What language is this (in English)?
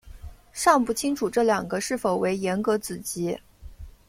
Chinese